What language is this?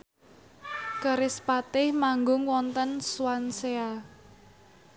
Javanese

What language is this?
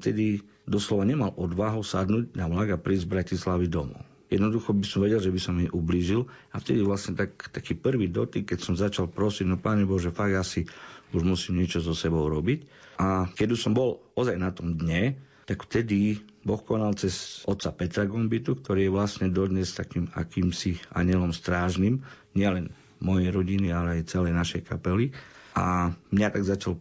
Slovak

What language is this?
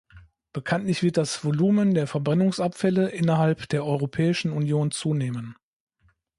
German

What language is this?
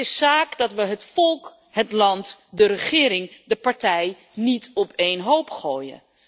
Dutch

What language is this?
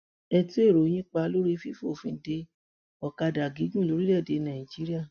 Yoruba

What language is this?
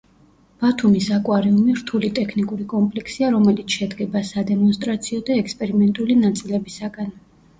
Georgian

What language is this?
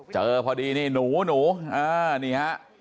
Thai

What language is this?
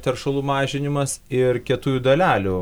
Lithuanian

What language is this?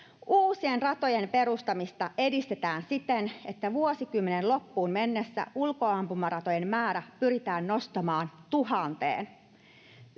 Finnish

